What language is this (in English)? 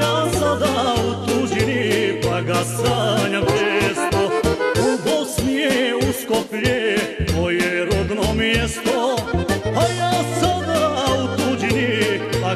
Romanian